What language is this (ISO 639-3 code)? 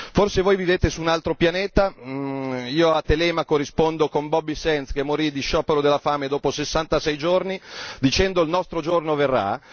ita